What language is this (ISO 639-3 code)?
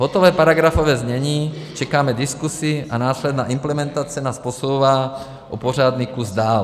ces